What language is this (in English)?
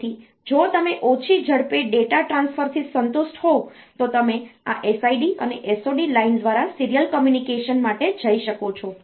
Gujarati